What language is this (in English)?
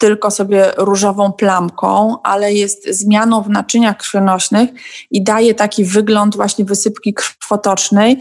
Polish